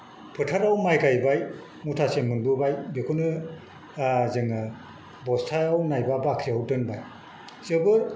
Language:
Bodo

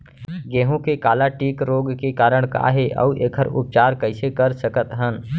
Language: Chhattisgarhi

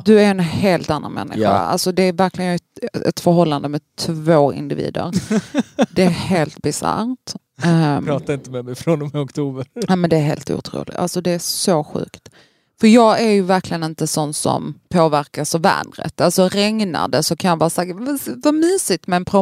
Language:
Swedish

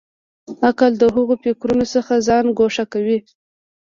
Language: Pashto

